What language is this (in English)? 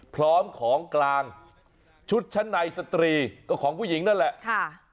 Thai